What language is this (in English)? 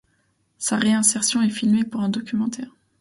French